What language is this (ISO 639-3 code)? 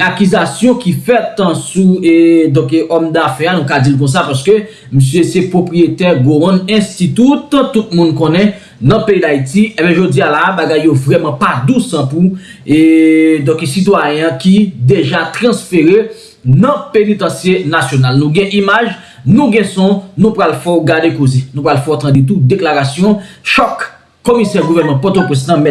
fra